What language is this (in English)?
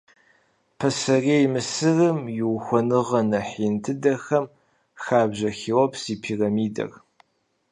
Kabardian